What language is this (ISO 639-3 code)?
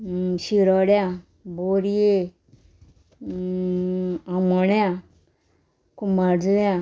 kok